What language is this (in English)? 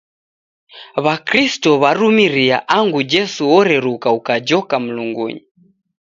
Taita